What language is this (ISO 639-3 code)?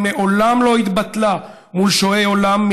heb